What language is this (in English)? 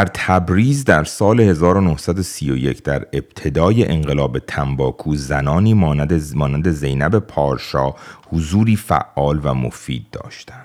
Persian